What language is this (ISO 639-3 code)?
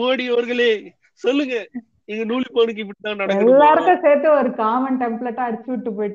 tam